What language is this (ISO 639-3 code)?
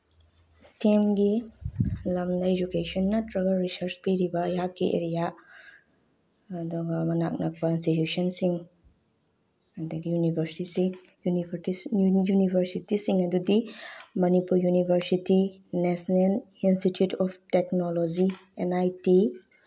mni